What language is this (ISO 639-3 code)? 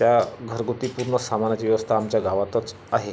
mar